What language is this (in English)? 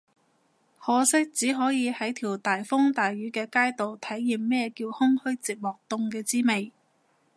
Cantonese